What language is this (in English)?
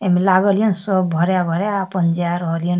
Maithili